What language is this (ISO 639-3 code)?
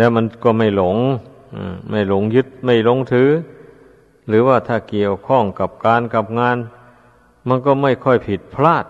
tha